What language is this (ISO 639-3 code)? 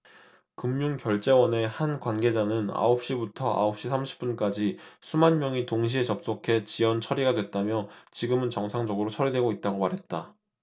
kor